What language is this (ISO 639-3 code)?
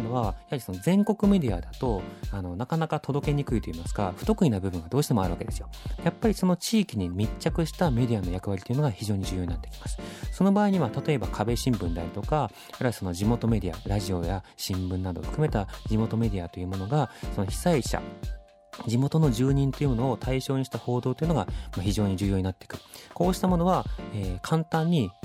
jpn